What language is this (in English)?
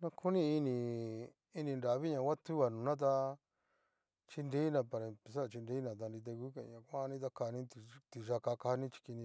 Cacaloxtepec Mixtec